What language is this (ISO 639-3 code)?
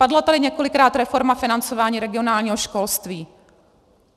ces